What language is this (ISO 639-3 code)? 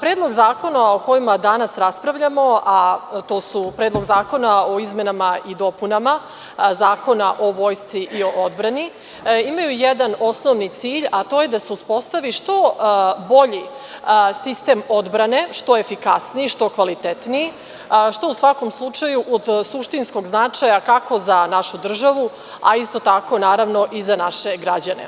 srp